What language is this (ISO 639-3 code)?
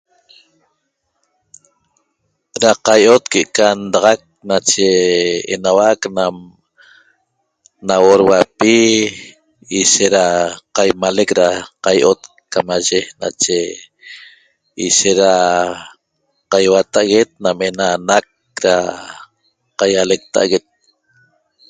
tob